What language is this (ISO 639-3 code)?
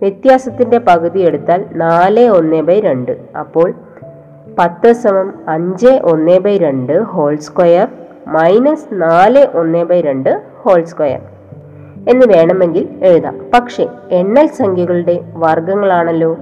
mal